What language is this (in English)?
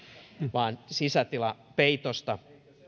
Finnish